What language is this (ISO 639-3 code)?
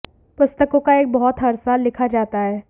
hin